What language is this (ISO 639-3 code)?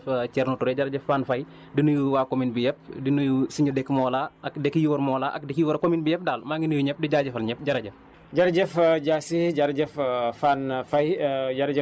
wol